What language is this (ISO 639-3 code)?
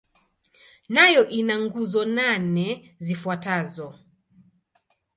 swa